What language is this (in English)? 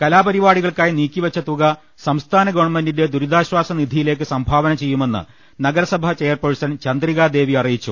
Malayalam